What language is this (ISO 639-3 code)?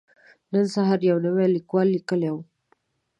pus